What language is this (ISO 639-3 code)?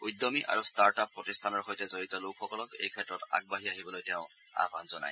asm